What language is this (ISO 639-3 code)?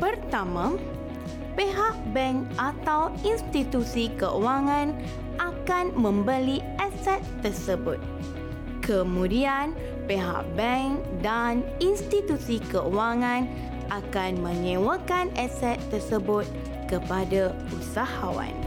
msa